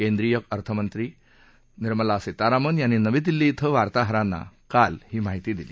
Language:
Marathi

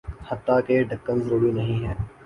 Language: Urdu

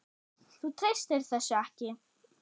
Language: Icelandic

